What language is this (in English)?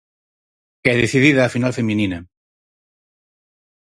Galician